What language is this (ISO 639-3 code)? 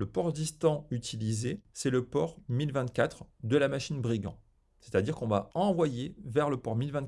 fra